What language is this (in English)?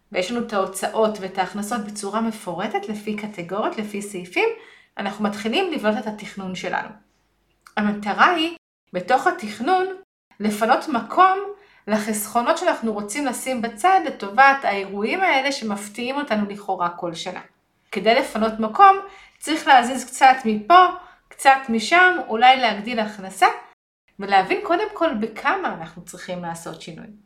Hebrew